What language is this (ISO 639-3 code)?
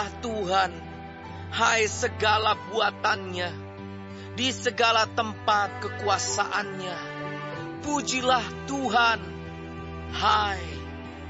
ind